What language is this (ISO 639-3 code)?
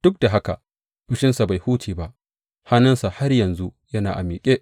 hau